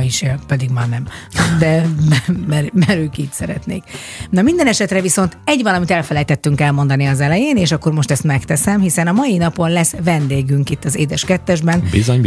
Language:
Hungarian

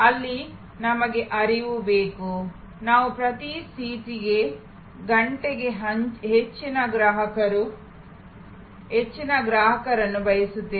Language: Kannada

